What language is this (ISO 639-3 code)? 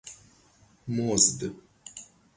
fas